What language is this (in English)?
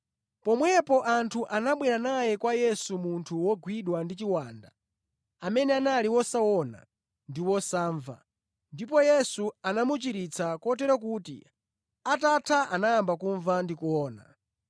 Nyanja